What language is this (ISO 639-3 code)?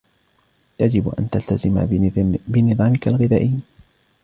ara